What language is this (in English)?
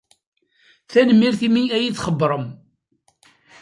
Kabyle